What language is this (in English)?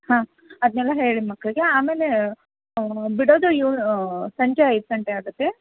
Kannada